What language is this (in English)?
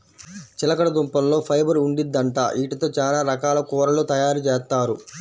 Telugu